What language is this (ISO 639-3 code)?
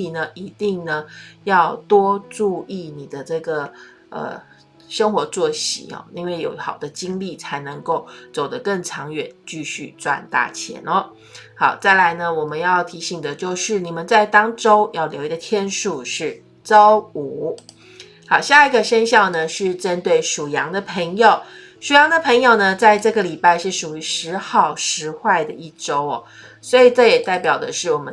zho